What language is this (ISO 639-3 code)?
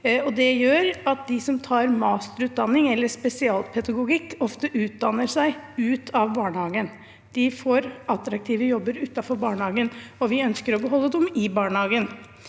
nor